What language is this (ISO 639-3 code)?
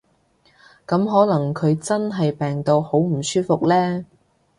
yue